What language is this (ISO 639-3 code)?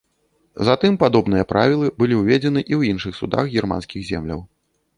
bel